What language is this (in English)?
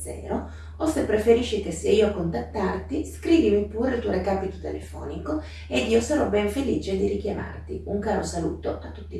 Italian